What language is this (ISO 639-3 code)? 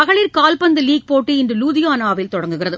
tam